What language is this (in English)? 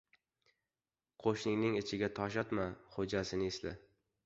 Uzbek